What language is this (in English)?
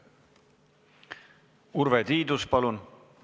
Estonian